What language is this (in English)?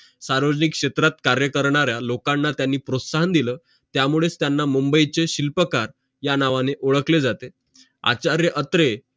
Marathi